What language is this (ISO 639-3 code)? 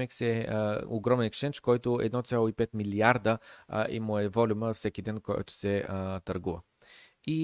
bul